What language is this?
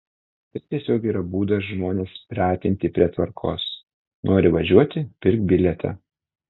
Lithuanian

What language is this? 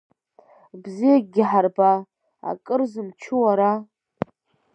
Abkhazian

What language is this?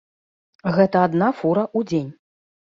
Belarusian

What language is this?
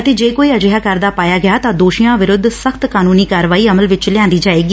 Punjabi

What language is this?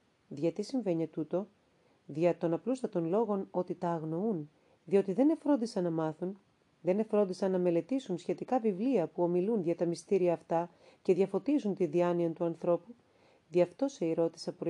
Greek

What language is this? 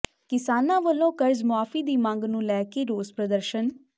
Punjabi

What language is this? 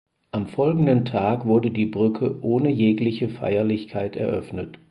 German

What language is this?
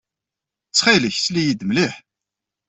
Kabyle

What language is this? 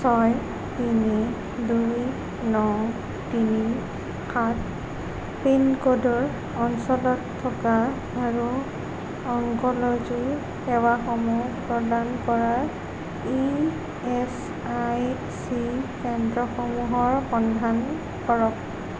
Assamese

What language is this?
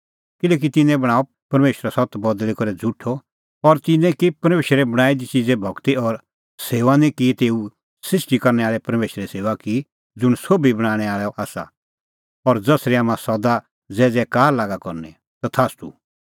Kullu Pahari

